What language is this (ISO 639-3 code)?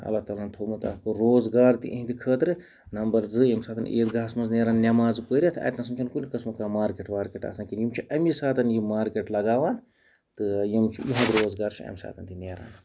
kas